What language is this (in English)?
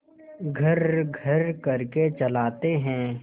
Hindi